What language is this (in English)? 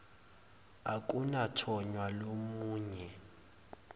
Zulu